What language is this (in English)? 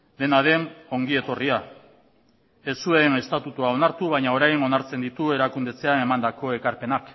Basque